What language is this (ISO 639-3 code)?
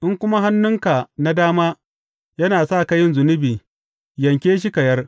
hau